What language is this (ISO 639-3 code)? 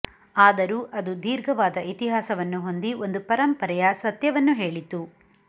kan